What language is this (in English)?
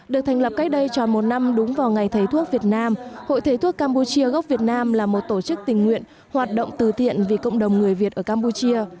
Vietnamese